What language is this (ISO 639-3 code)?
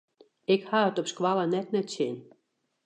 fry